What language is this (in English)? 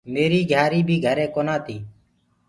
Gurgula